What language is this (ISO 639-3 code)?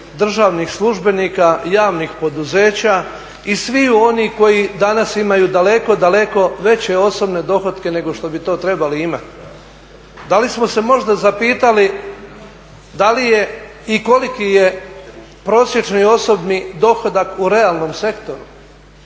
hrv